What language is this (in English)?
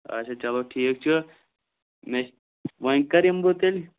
Kashmiri